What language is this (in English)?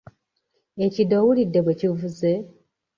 Ganda